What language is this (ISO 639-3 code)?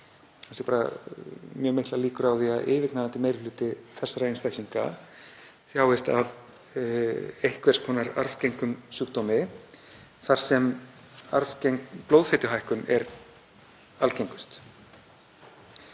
isl